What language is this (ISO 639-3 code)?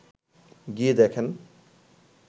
ben